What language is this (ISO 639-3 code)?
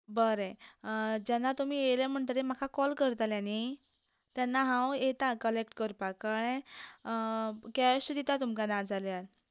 kok